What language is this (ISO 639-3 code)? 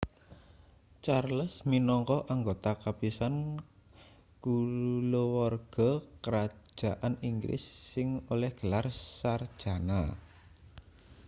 jav